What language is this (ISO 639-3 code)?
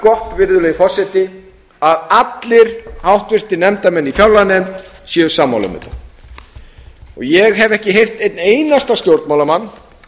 isl